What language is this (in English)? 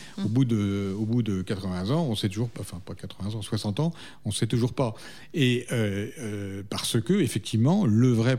French